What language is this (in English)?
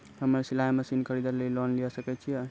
Maithili